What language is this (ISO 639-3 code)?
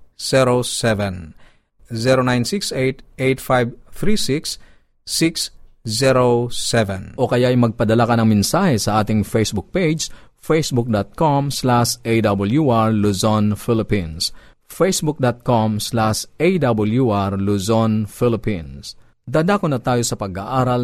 fil